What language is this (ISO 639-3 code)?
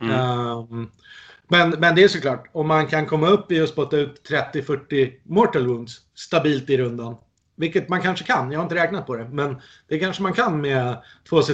swe